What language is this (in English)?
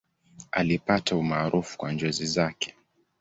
Swahili